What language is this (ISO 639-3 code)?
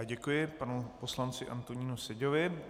ces